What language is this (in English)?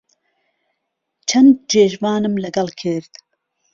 Central Kurdish